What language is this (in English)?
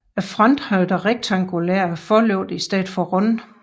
Danish